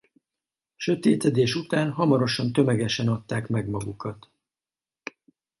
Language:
Hungarian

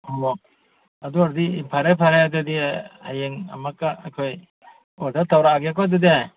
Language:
Manipuri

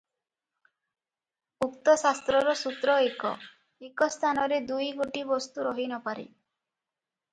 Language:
Odia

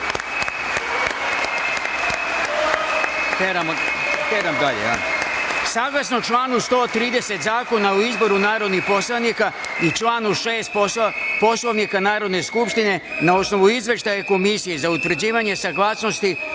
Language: Serbian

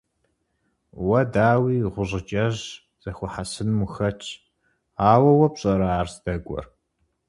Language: Kabardian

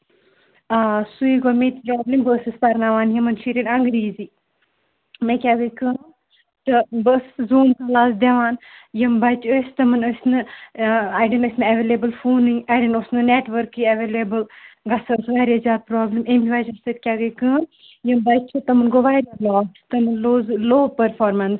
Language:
Kashmiri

